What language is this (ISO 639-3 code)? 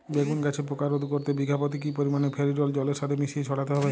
ben